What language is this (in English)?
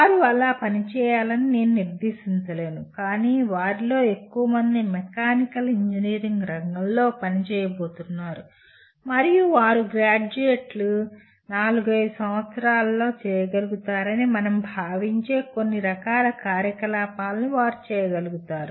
Telugu